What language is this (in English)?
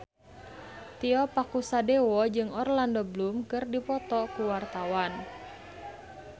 Sundanese